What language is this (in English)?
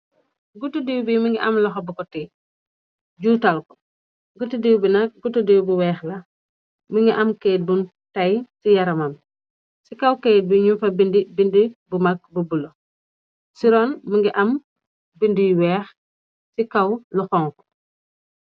Wolof